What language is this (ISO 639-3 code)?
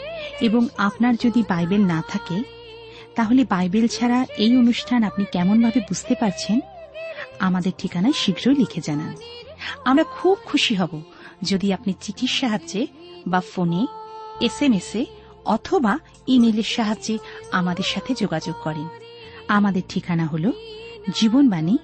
ben